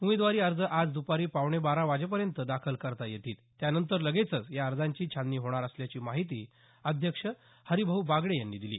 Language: Marathi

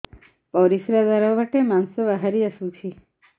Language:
Odia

